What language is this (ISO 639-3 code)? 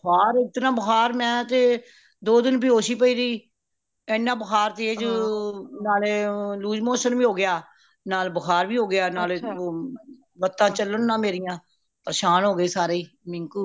pan